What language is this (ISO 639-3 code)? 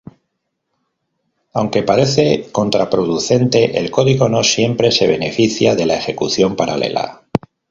spa